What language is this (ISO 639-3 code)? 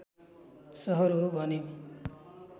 nep